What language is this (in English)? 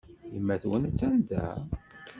Kabyle